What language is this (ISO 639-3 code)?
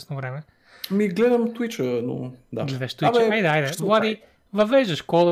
bul